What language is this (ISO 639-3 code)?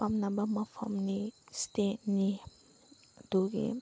mni